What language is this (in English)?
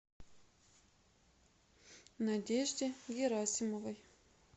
Russian